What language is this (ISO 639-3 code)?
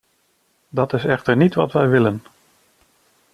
nld